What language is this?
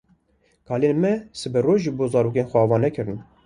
Kurdish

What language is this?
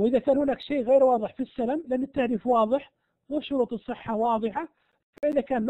Arabic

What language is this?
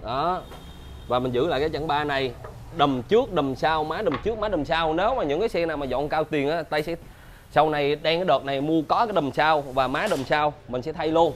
Vietnamese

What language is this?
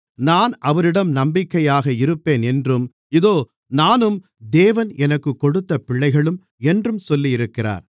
Tamil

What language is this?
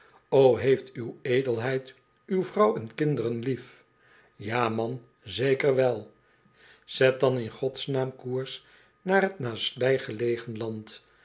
Dutch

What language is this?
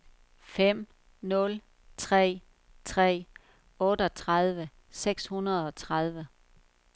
Danish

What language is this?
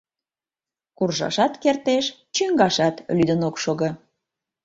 Mari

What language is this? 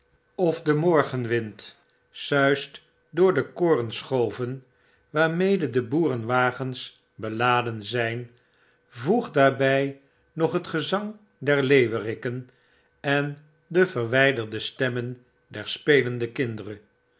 Dutch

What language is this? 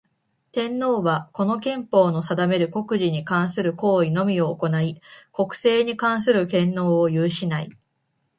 Japanese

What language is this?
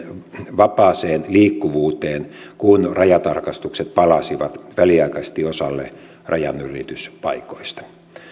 Finnish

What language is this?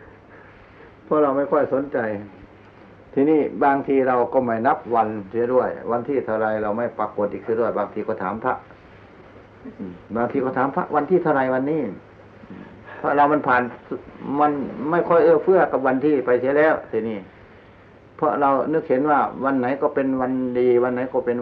Thai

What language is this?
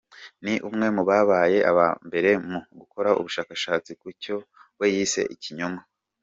Kinyarwanda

